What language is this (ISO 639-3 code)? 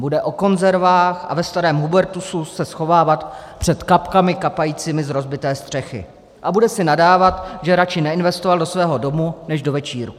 ces